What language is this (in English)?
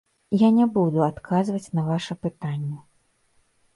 Belarusian